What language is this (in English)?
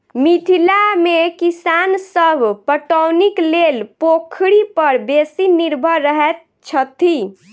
Maithili